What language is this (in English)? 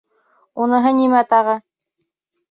Bashkir